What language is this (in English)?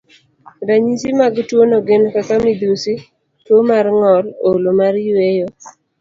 Luo (Kenya and Tanzania)